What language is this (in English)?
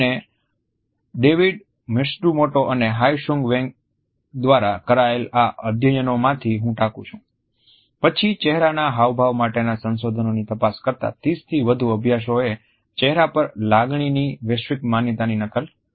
Gujarati